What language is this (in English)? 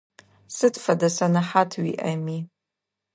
Adyghe